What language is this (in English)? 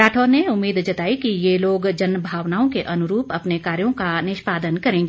Hindi